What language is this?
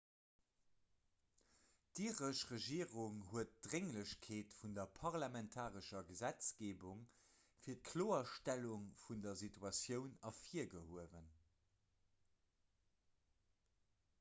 Luxembourgish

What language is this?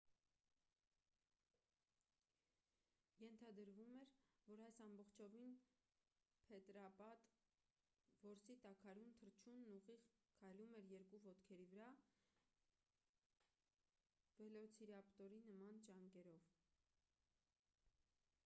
Armenian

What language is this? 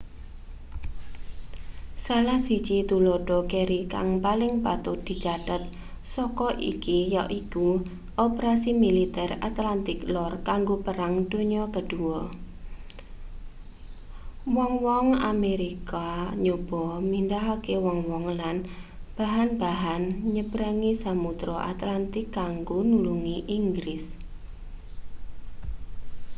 Javanese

